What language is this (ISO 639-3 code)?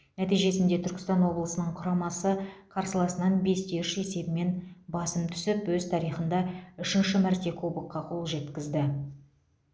kaz